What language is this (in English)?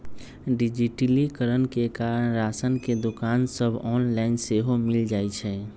Magahi